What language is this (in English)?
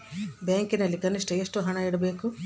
Kannada